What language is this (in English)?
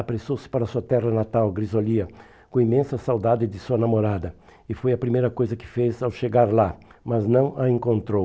Portuguese